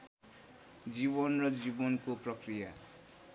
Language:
Nepali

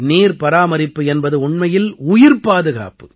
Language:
Tamil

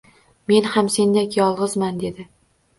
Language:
Uzbek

